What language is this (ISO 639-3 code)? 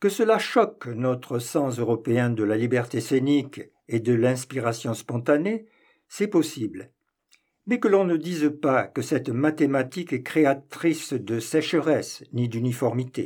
fra